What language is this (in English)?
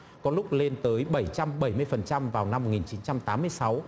Vietnamese